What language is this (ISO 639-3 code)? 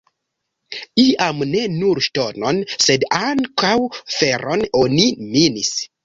epo